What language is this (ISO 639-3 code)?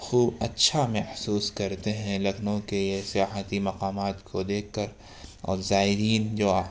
urd